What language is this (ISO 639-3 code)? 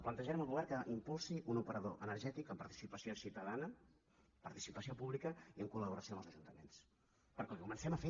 cat